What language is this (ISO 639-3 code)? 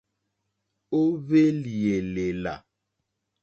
bri